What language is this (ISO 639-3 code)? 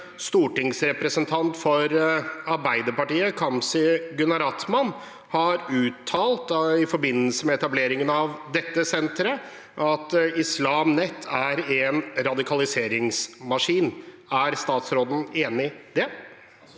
nor